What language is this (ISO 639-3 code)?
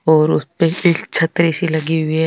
mwr